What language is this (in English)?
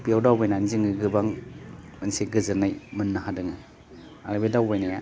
Bodo